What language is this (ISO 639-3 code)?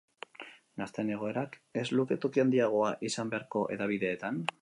eus